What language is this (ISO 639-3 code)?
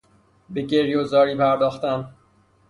fas